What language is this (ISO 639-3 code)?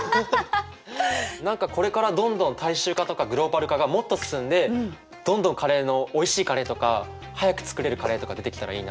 jpn